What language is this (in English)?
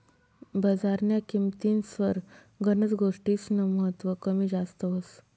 Marathi